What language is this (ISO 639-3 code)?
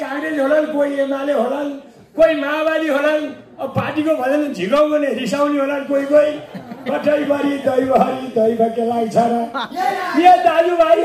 ara